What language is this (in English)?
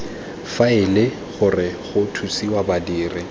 Tswana